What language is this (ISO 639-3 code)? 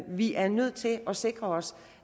dan